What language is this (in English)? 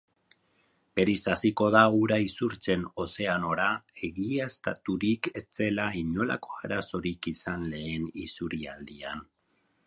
Basque